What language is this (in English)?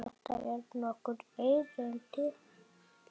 Icelandic